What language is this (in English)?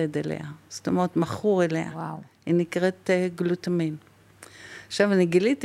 Hebrew